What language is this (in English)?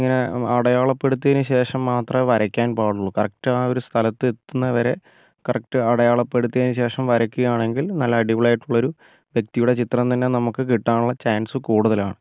Malayalam